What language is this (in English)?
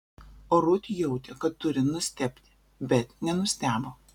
Lithuanian